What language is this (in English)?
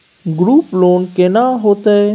Maithili